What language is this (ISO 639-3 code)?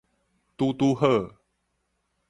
nan